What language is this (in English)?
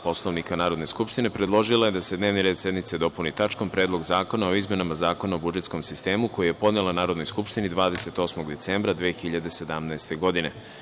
Serbian